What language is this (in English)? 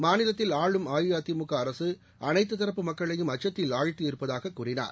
Tamil